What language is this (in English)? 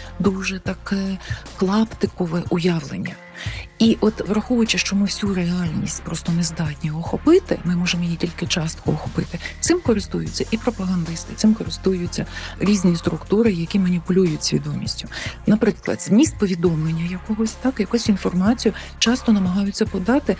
Ukrainian